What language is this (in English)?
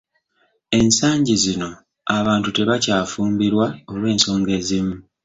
Ganda